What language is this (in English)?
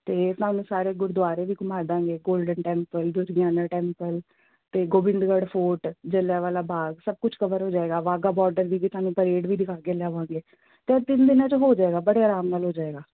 Punjabi